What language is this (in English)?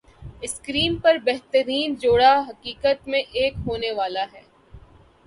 Urdu